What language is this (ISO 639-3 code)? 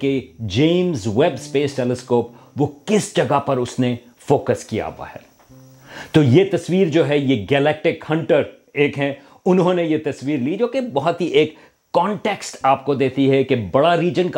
urd